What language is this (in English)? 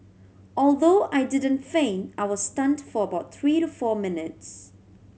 English